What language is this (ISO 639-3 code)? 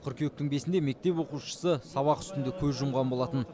kaz